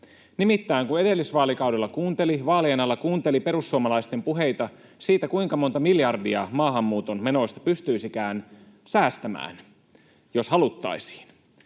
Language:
Finnish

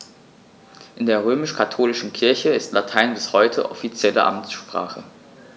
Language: German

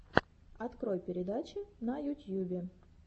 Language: Russian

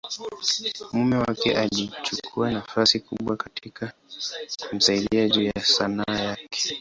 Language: Swahili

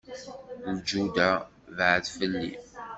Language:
Kabyle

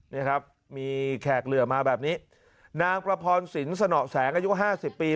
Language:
Thai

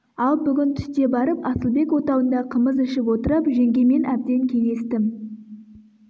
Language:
Kazakh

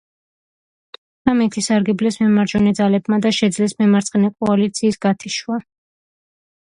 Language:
Georgian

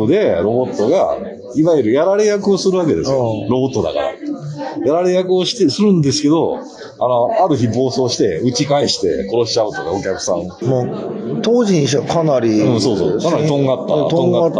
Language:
Japanese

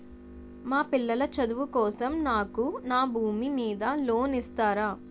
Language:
Telugu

